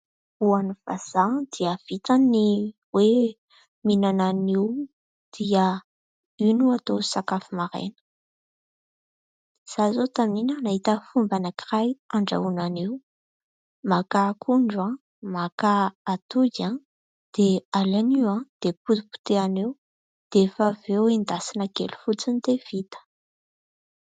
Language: Malagasy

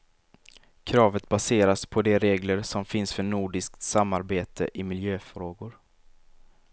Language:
Swedish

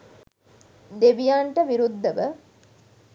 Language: Sinhala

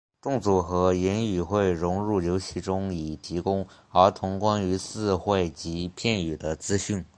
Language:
Chinese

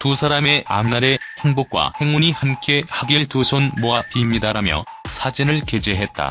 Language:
Korean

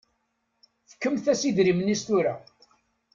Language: Kabyle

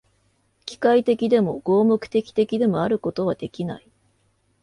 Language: Japanese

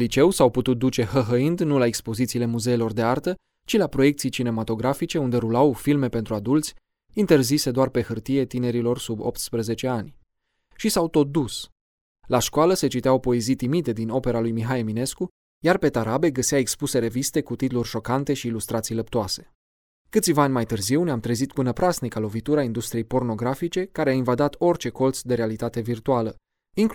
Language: Romanian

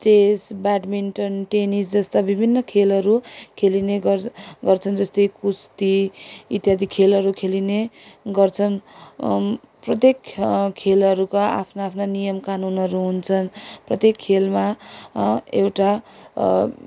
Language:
Nepali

